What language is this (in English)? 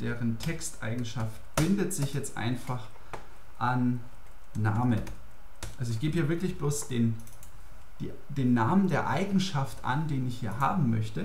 German